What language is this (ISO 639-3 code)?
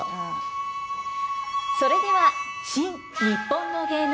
jpn